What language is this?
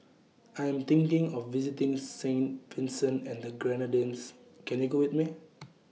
English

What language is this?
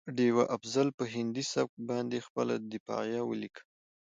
Pashto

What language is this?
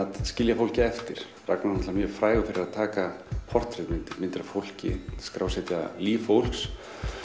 Icelandic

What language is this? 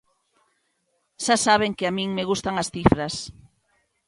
Galician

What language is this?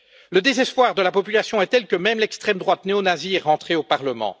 French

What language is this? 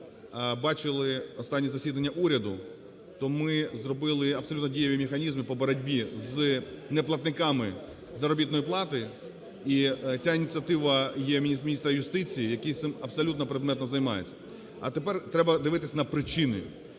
Ukrainian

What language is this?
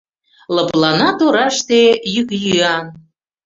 Mari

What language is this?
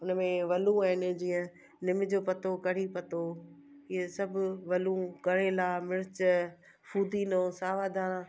Sindhi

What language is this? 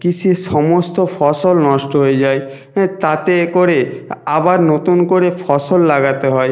Bangla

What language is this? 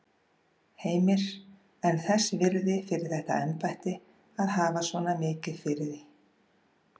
Icelandic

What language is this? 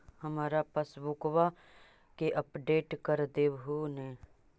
Magahi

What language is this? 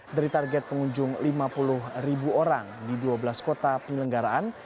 Indonesian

